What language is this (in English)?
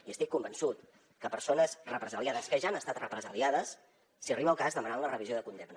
Catalan